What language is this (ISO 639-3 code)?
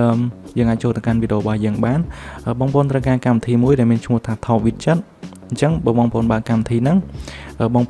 vie